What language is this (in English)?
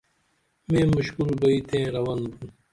Dameli